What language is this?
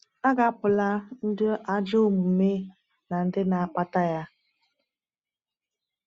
Igbo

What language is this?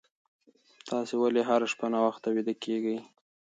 Pashto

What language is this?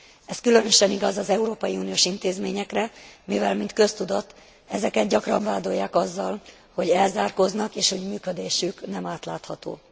Hungarian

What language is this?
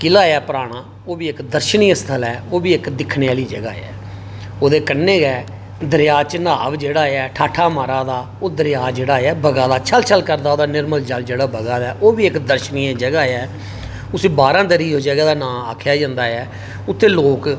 Dogri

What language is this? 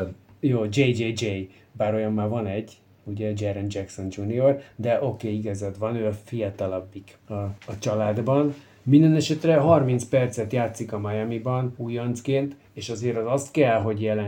Hungarian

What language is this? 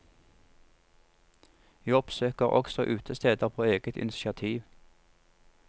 Norwegian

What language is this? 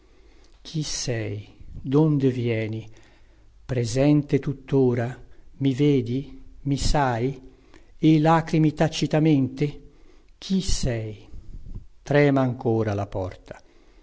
Italian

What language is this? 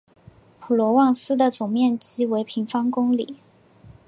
Chinese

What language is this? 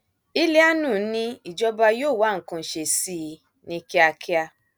Yoruba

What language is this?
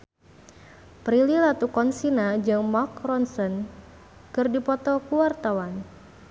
Sundanese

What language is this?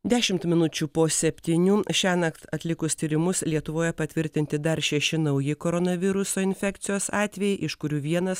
Lithuanian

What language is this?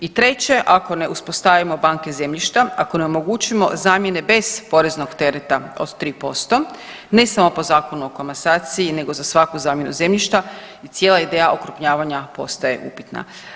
Croatian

